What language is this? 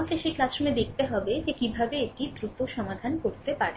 Bangla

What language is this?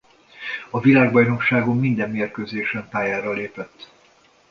Hungarian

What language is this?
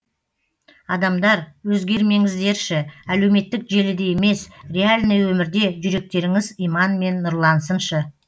Kazakh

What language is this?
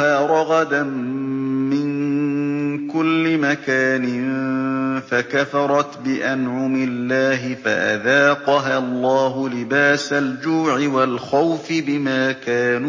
Arabic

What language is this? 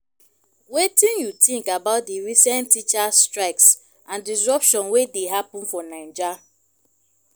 Nigerian Pidgin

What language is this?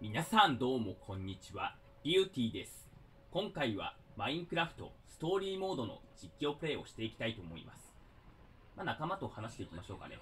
Japanese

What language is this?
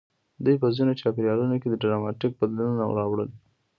Pashto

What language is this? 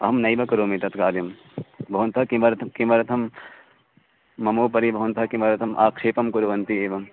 Sanskrit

